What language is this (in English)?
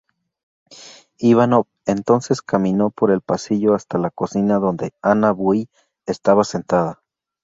Spanish